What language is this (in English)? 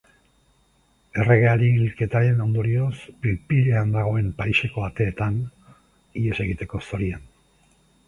Basque